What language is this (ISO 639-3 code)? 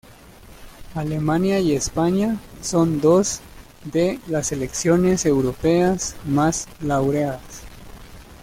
spa